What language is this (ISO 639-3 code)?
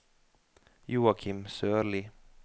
nor